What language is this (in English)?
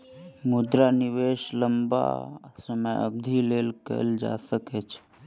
Maithili